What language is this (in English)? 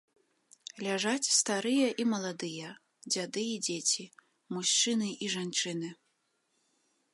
Belarusian